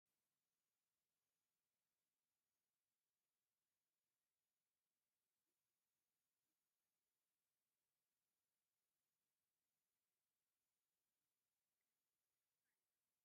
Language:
Tigrinya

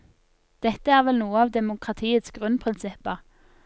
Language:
Norwegian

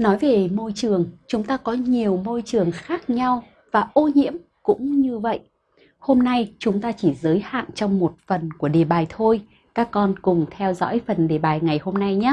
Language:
Vietnamese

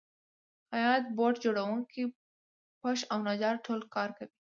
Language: Pashto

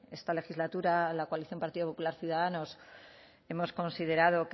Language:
Spanish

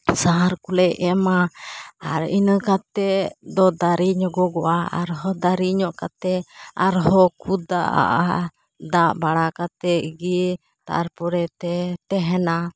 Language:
Santali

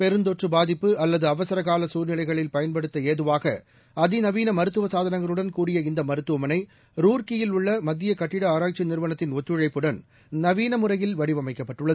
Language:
Tamil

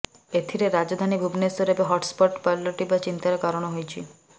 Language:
Odia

